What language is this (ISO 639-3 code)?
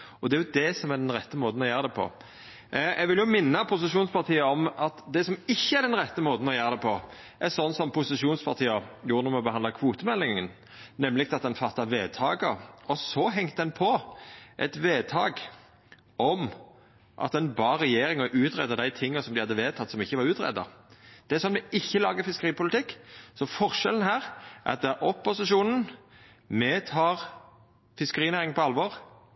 nno